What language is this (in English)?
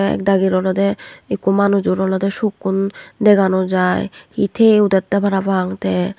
Chakma